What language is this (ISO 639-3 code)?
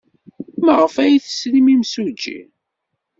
kab